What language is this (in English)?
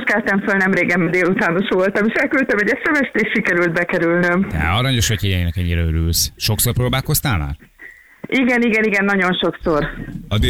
Hungarian